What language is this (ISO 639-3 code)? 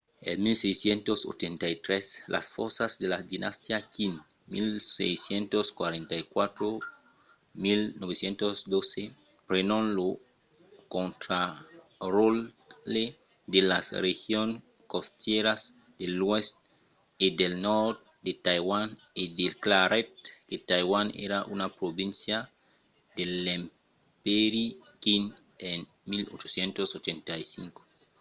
oci